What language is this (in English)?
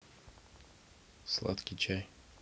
Russian